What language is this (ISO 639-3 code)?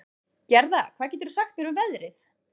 isl